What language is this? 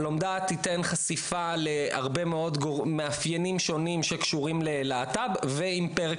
Hebrew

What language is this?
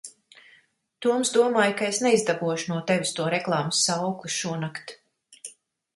Latvian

